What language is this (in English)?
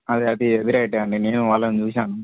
Telugu